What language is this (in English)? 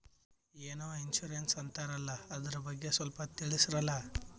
Kannada